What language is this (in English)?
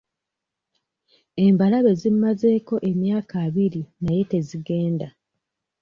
Ganda